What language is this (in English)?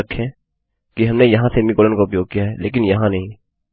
Hindi